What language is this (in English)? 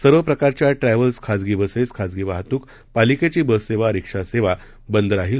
Marathi